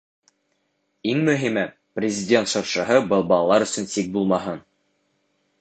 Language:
Bashkir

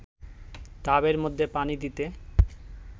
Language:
Bangla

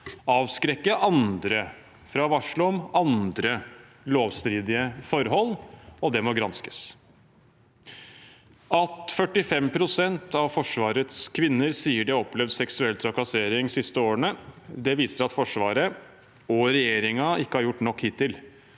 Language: Norwegian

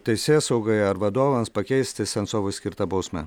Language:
Lithuanian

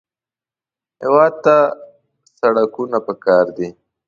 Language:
Pashto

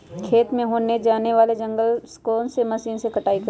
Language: Magahi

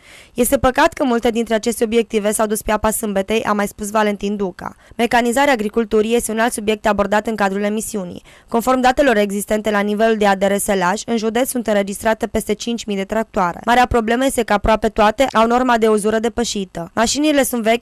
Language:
Romanian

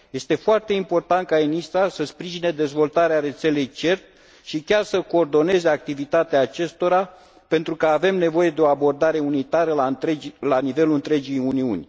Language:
Romanian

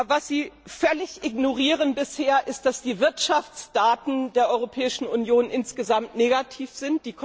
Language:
German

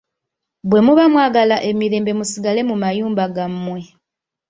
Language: Ganda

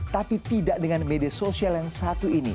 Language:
Indonesian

